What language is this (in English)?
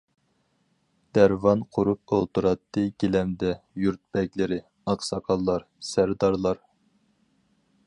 Uyghur